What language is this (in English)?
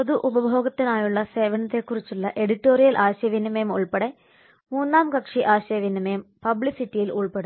Malayalam